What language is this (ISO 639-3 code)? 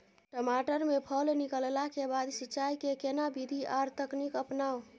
mai